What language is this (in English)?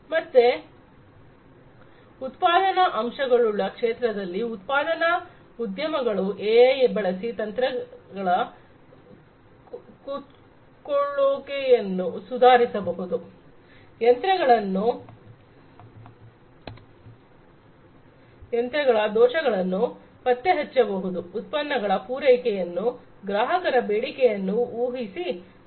Kannada